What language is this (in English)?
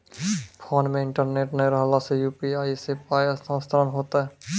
Maithili